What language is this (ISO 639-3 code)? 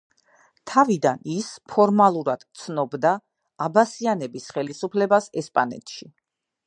kat